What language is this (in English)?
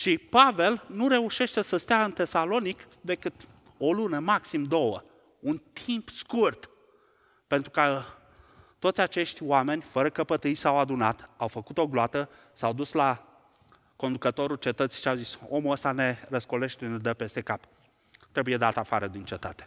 Romanian